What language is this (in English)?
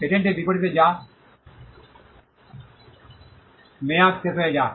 Bangla